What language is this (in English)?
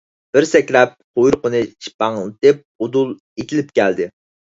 Uyghur